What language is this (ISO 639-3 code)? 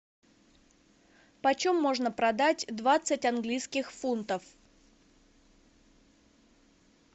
rus